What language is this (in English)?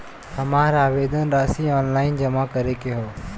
Bhojpuri